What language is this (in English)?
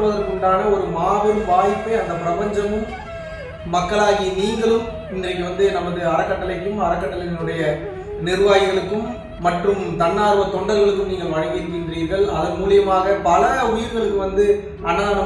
Tamil